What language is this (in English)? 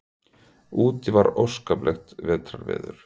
Icelandic